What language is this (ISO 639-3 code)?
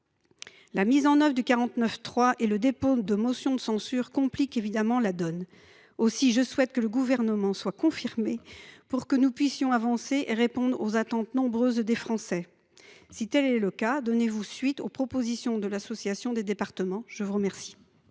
fra